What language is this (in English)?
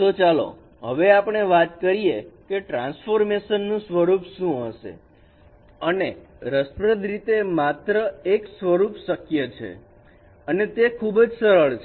Gujarati